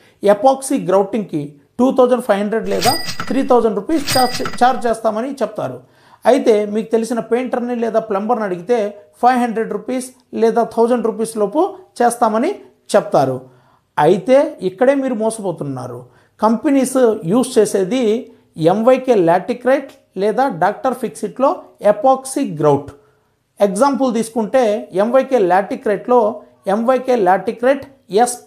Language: Telugu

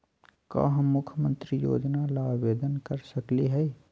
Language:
Magahi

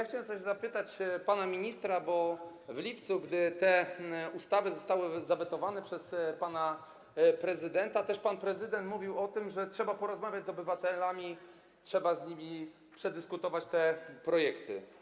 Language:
Polish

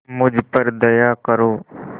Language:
Hindi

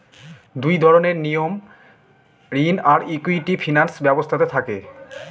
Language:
Bangla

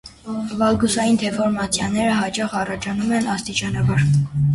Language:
Armenian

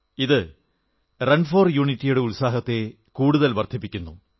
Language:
Malayalam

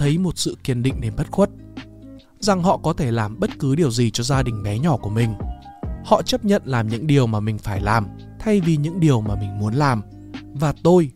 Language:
Vietnamese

